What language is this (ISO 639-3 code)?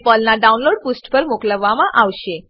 guj